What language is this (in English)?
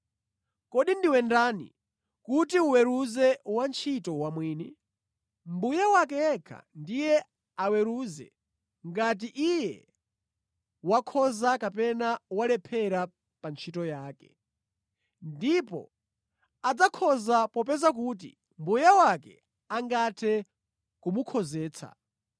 Nyanja